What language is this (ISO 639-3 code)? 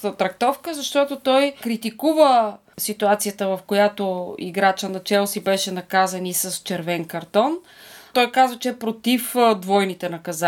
bul